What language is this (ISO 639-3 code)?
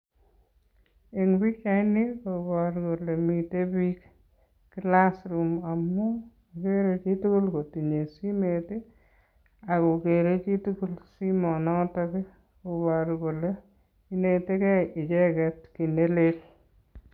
kln